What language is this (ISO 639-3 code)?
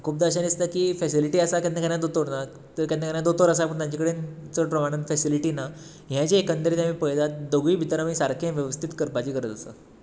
kok